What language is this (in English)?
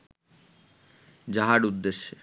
Bangla